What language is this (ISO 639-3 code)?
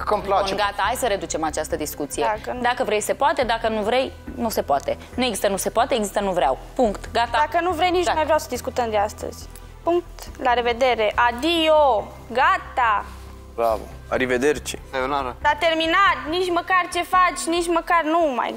ron